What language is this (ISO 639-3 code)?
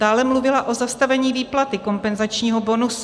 ces